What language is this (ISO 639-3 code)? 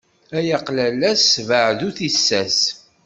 kab